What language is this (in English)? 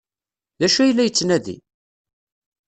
Kabyle